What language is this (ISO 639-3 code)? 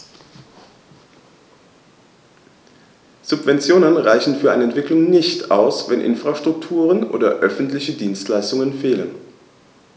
deu